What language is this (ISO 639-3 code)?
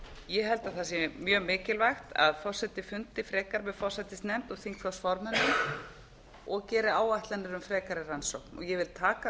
isl